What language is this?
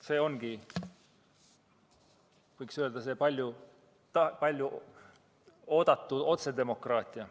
Estonian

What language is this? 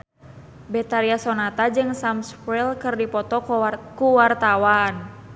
Sundanese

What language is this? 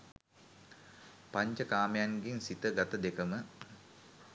Sinhala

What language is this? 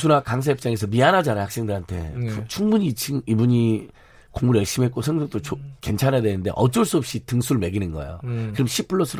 Korean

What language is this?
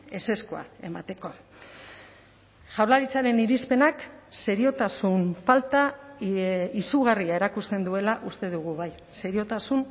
Basque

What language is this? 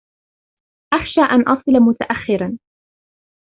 Arabic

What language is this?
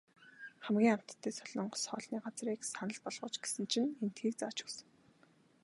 Mongolian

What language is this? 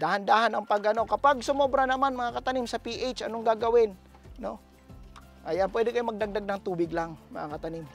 Filipino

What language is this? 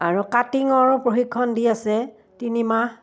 Assamese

